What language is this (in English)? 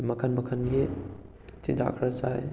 Manipuri